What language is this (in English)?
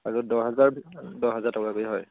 Assamese